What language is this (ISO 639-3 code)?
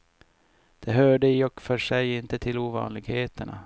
swe